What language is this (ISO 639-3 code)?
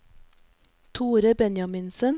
nor